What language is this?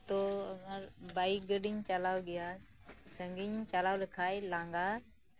Santali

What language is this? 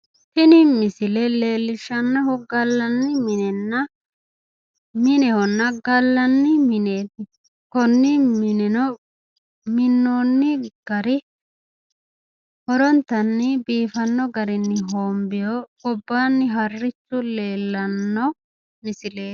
Sidamo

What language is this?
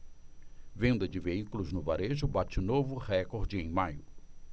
Portuguese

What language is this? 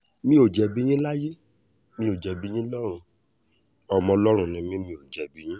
Yoruba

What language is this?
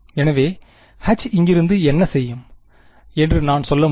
Tamil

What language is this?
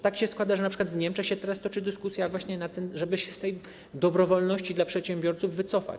Polish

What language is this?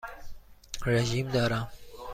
Persian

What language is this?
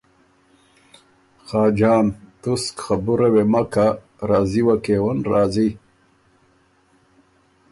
Ormuri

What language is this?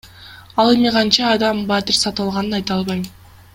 Kyrgyz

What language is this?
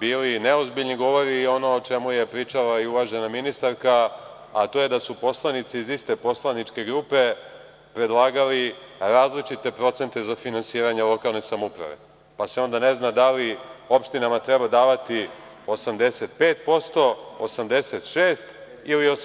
Serbian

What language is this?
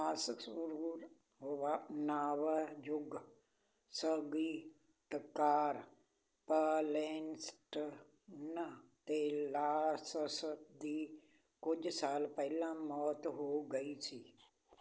Punjabi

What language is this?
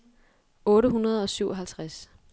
Danish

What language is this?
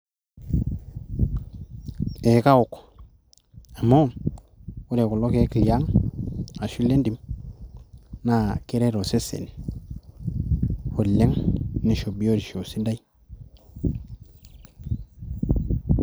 Masai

